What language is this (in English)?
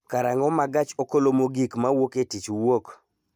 Luo (Kenya and Tanzania)